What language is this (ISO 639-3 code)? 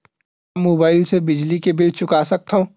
hne